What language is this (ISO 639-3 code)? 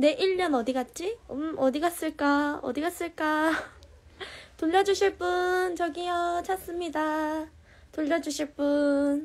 kor